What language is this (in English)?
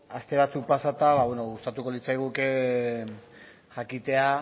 Basque